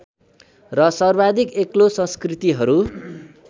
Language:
Nepali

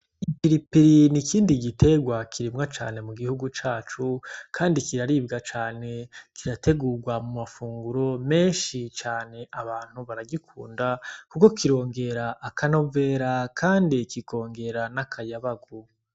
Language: Rundi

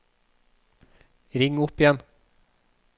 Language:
Norwegian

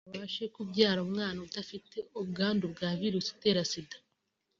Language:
Kinyarwanda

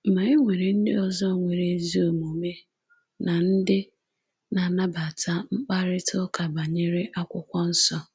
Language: Igbo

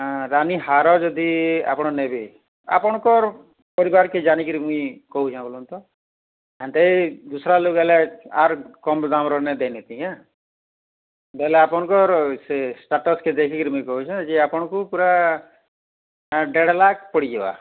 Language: Odia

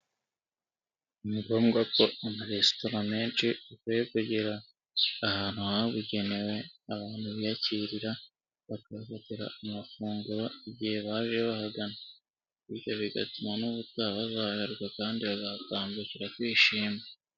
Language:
Kinyarwanda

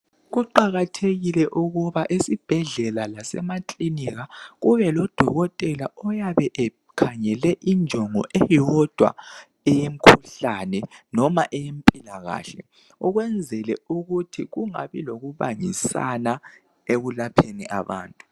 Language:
North Ndebele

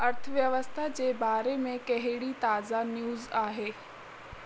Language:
Sindhi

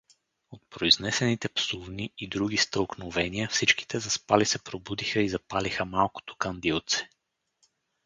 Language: Bulgarian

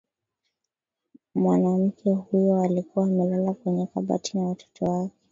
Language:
Swahili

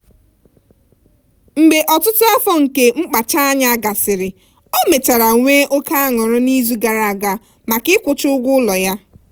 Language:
Igbo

